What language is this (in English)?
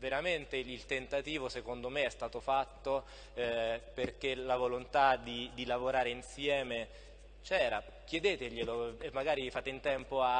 Italian